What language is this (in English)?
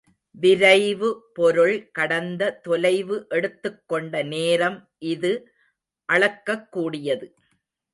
Tamil